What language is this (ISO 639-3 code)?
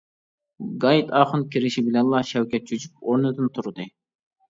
uig